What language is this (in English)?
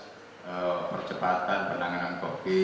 Indonesian